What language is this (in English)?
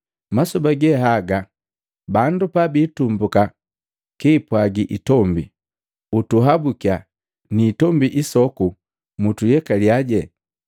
Matengo